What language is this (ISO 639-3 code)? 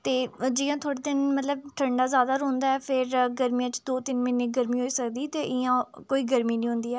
doi